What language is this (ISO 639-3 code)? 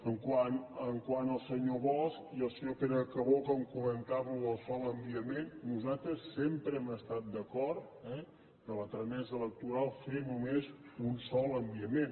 cat